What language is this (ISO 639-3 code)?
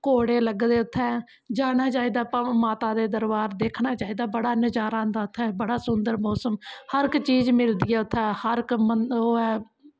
doi